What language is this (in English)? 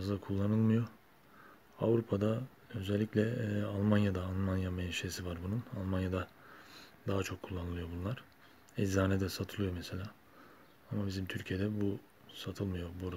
Turkish